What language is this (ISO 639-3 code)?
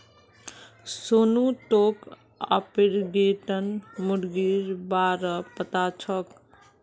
mag